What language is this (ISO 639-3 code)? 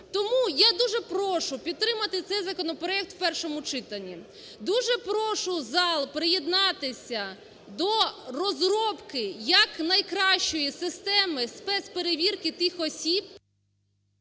ukr